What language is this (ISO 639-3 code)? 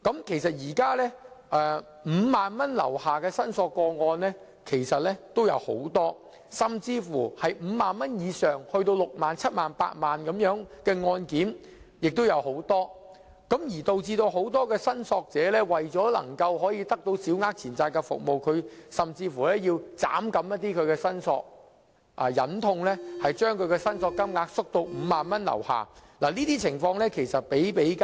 yue